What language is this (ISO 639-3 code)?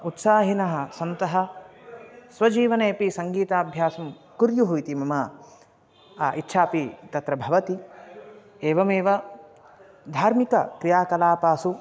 san